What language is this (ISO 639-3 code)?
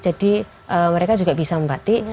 ind